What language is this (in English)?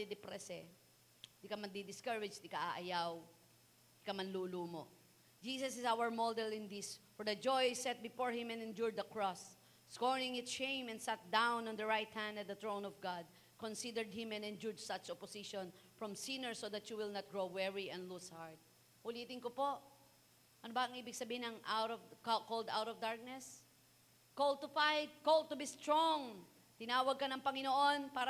Filipino